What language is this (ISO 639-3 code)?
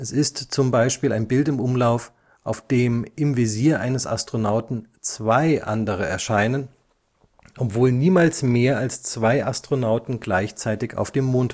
deu